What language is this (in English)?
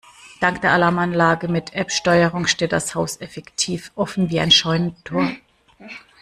German